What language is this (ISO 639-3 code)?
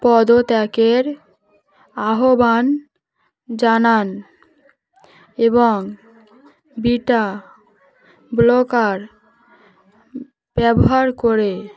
ben